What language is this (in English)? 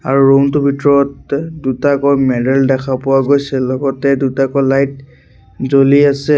Assamese